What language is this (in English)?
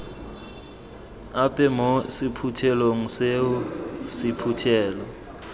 Tswana